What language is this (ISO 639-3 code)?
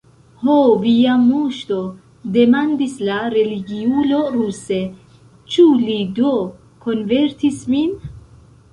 epo